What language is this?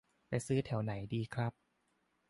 Thai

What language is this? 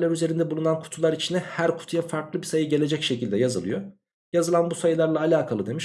Turkish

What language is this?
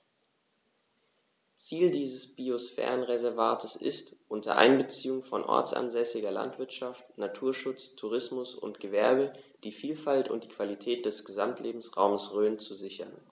German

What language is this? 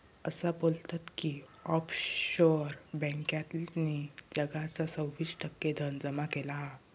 Marathi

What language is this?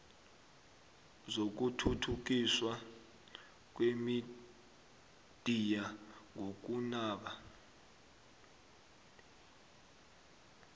South Ndebele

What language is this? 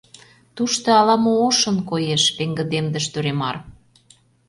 Mari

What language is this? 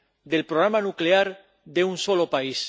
Spanish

